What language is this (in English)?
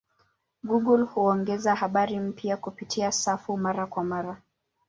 Swahili